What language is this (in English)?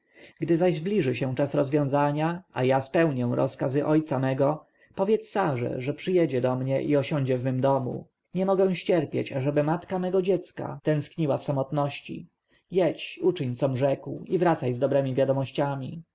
Polish